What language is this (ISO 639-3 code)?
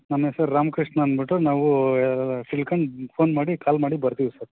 kan